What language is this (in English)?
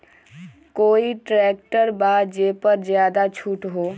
Magahi